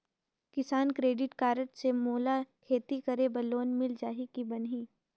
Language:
Chhattisgarhi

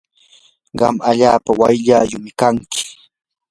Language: Yanahuanca Pasco Quechua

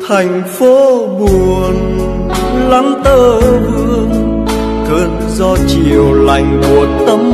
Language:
Vietnamese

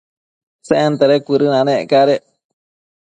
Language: Matsés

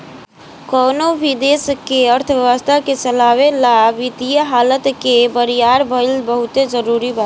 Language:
Bhojpuri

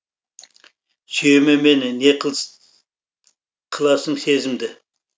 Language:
Kazakh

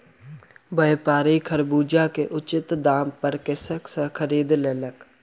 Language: Maithili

